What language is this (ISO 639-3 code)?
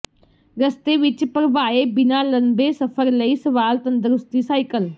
pan